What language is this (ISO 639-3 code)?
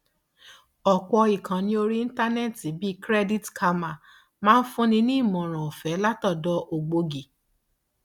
yor